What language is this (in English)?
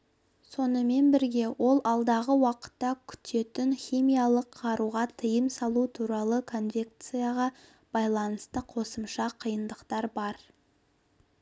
Kazakh